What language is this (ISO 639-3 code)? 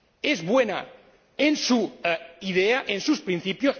spa